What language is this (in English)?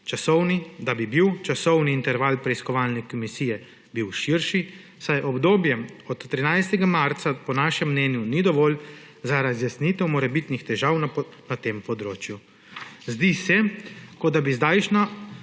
Slovenian